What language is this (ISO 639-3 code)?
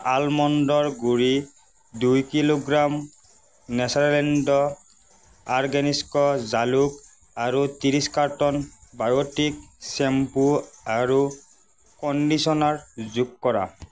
asm